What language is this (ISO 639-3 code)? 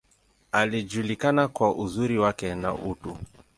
swa